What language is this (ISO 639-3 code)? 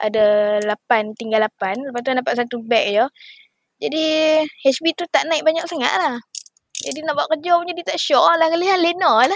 msa